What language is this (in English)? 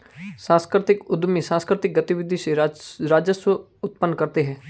Hindi